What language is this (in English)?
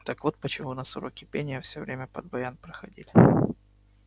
Russian